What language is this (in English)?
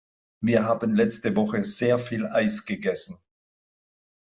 German